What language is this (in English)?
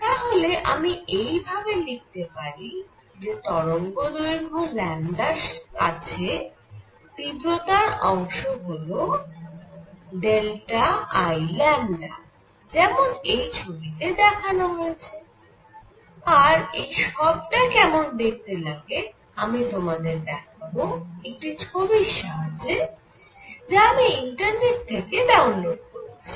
Bangla